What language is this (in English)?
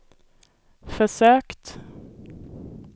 Swedish